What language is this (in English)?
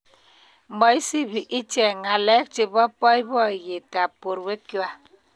Kalenjin